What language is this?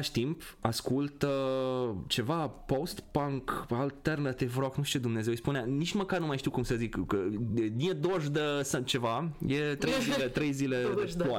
Romanian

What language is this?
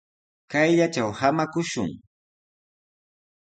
Sihuas Ancash Quechua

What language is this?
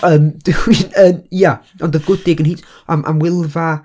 Welsh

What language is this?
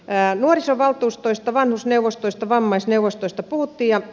Finnish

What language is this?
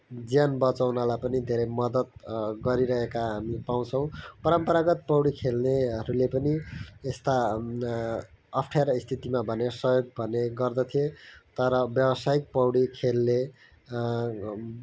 Nepali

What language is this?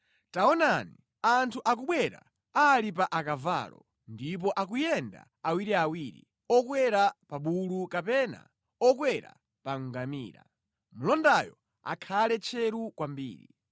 Nyanja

